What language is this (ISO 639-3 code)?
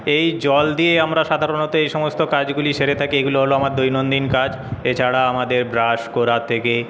ben